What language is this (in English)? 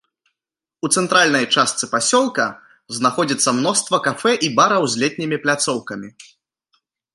Belarusian